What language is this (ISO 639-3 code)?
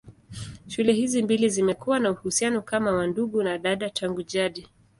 swa